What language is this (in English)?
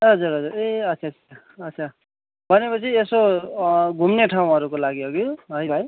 Nepali